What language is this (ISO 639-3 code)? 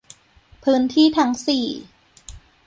tha